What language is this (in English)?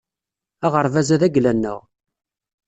Kabyle